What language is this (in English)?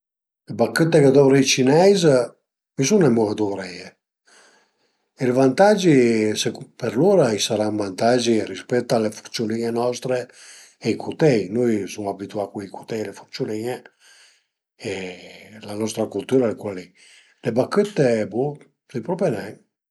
Piedmontese